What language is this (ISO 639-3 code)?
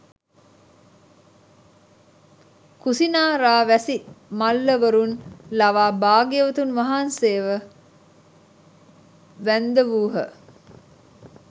sin